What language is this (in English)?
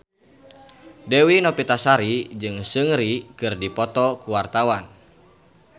Sundanese